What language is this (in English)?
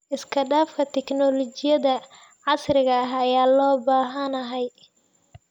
Somali